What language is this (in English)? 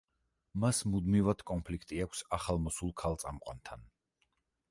Georgian